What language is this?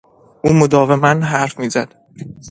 Persian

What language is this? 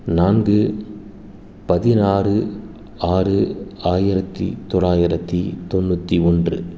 Tamil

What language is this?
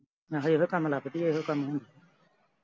Punjabi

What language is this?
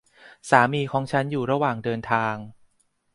Thai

